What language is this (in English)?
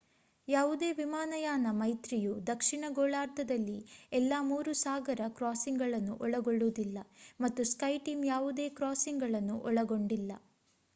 Kannada